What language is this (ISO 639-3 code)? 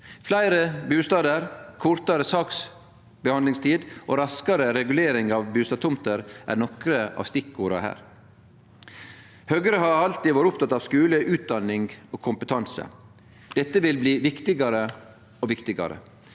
nor